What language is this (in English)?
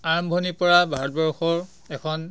Assamese